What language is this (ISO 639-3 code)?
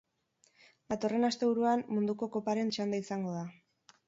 eus